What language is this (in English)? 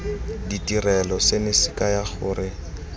Tswana